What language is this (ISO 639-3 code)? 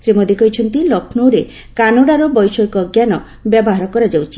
ori